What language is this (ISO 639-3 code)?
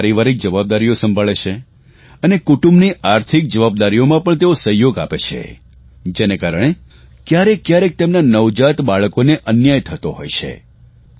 guj